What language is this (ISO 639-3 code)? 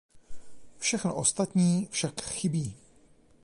ces